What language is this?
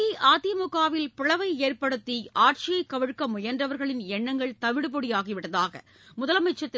Tamil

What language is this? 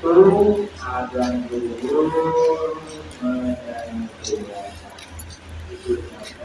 Indonesian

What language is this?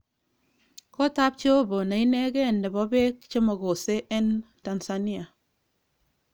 Kalenjin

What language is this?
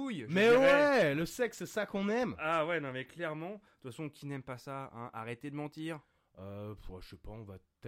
French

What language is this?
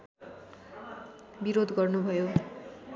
Nepali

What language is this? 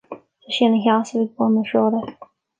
Irish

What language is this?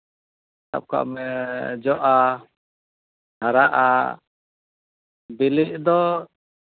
Santali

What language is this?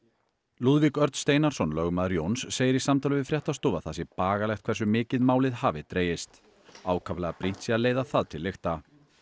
Icelandic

